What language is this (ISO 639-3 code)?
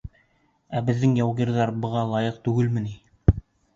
bak